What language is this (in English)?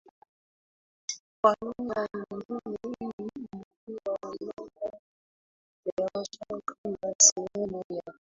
Swahili